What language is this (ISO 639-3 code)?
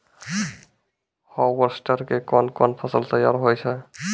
mai